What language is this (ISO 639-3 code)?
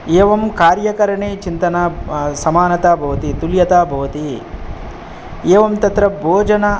san